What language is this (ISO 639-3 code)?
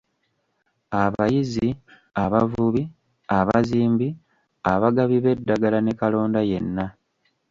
lug